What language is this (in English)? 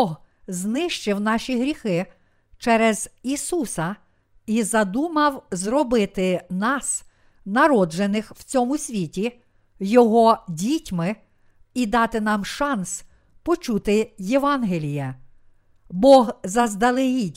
Ukrainian